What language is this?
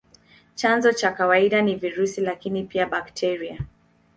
Swahili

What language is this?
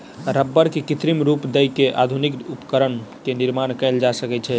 Maithili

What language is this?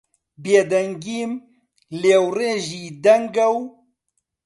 Central Kurdish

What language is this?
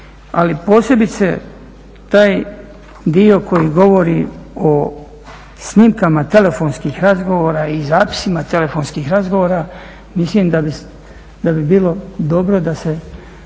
Croatian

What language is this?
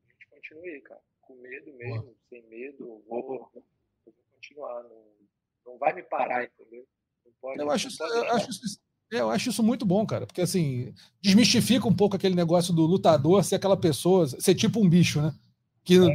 Portuguese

